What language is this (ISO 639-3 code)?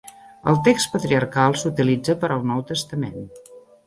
cat